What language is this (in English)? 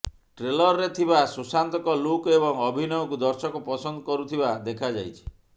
Odia